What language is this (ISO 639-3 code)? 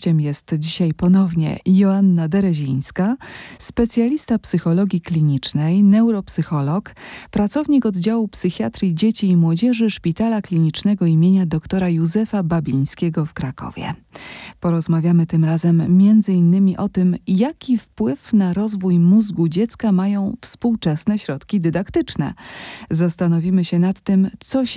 pol